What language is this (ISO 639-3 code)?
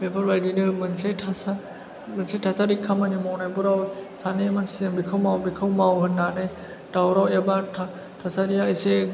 brx